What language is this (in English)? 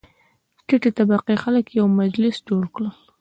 Pashto